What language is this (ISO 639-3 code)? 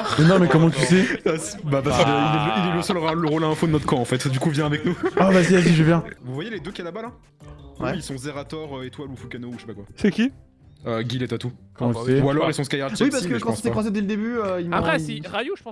fra